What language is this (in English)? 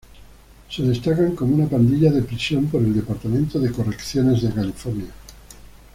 Spanish